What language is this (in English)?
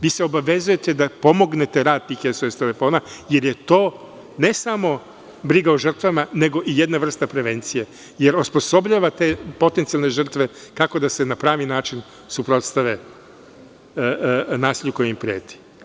Serbian